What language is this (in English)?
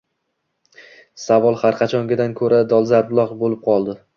Uzbek